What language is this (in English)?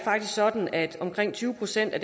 Danish